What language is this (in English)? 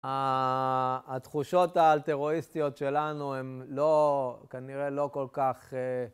Hebrew